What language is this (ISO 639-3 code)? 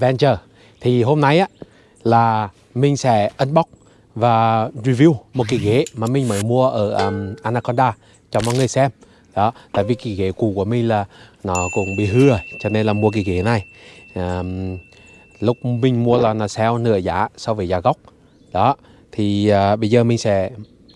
vie